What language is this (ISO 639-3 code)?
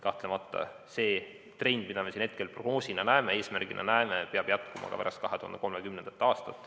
est